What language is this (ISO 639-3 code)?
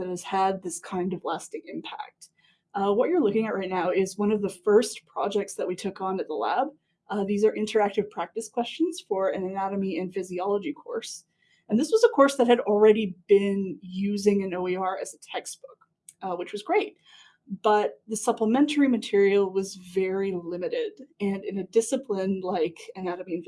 eng